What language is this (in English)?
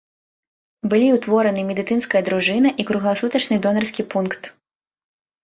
Belarusian